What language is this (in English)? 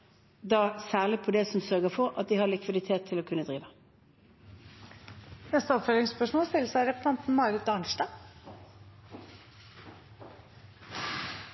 Norwegian